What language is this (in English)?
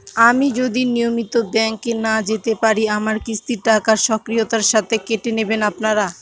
Bangla